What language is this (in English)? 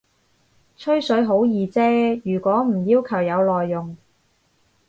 Cantonese